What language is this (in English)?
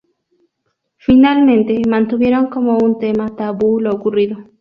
Spanish